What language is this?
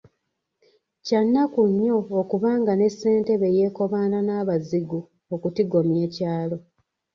Ganda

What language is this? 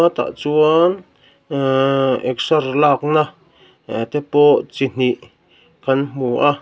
Mizo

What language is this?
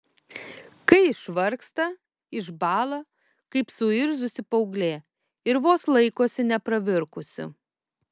Lithuanian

